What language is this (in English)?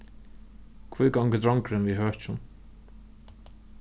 Faroese